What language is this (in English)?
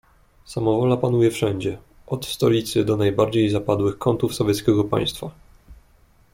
Polish